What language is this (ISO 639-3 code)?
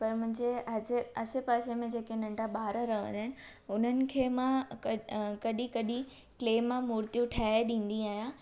snd